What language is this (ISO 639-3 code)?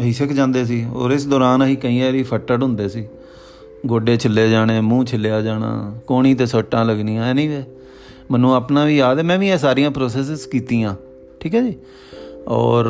pan